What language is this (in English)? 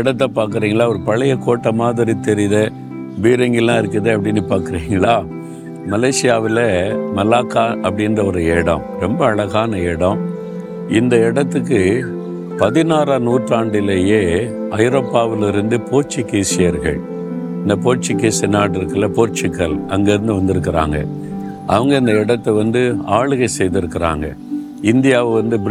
Tamil